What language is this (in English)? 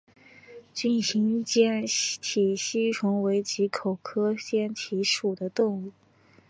Chinese